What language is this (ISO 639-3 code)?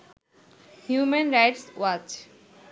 ben